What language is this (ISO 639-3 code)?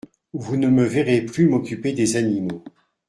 fra